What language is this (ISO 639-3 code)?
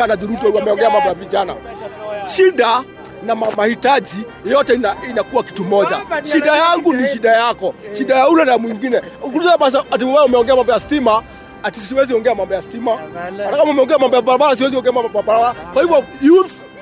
swa